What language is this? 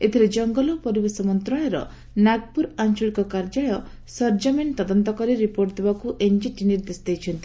Odia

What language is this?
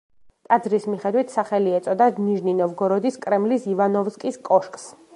Georgian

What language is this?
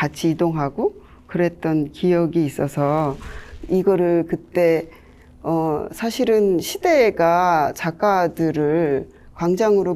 Korean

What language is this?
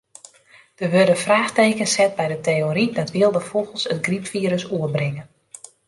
Western Frisian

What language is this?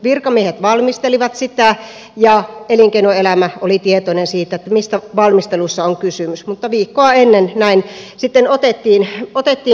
Finnish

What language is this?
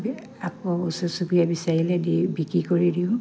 Assamese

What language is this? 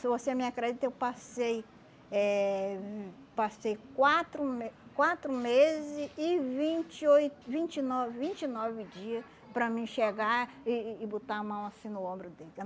Portuguese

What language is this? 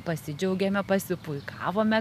Lithuanian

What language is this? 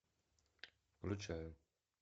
Russian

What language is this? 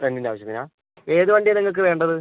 Malayalam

